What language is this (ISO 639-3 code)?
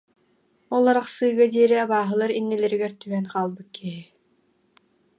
sah